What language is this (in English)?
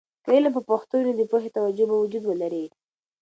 Pashto